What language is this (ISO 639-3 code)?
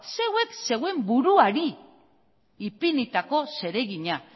eus